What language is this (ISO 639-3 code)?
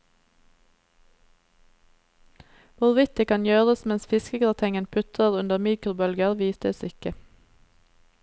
nor